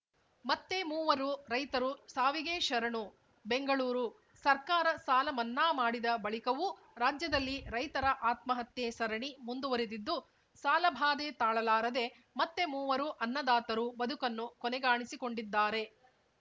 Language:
Kannada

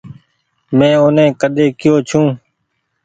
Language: Goaria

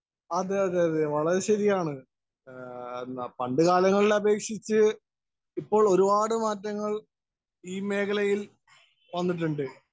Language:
Malayalam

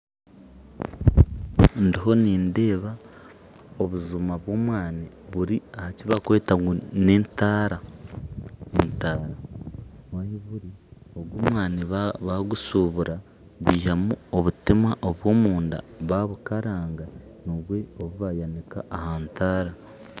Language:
Nyankole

